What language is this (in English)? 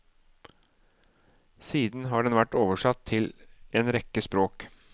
Norwegian